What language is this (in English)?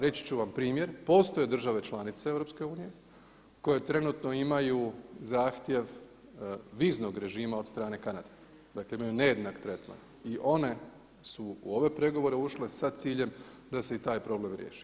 Croatian